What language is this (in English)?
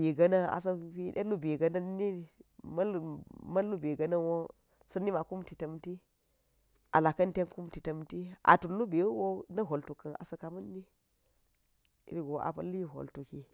Geji